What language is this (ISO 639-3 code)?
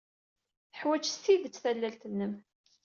kab